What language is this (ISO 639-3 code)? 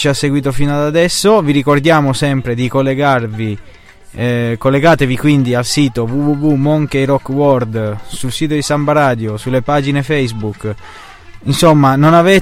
ita